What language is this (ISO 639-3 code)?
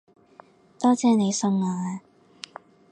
yue